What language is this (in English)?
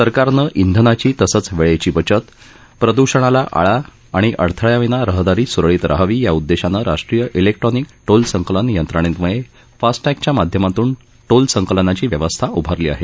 Marathi